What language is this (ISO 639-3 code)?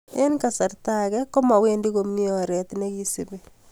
kln